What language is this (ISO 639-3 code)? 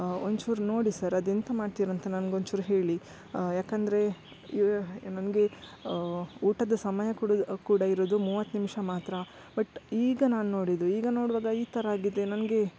kan